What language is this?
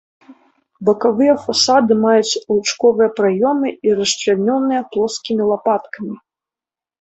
Belarusian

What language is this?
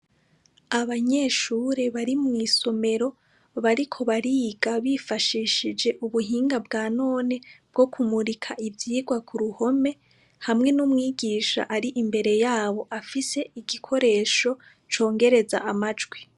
Rundi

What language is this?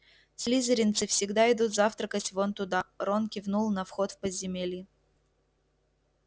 Russian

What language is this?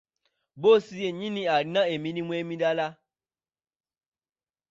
Ganda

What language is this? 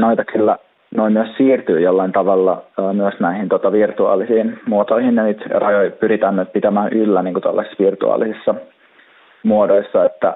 Finnish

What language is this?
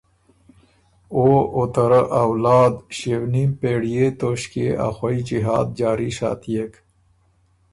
Ormuri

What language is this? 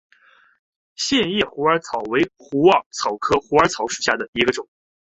Chinese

